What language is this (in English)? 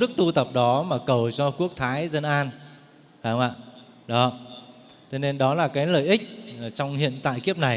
Vietnamese